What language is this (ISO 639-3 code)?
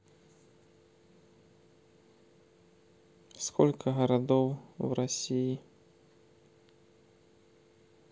rus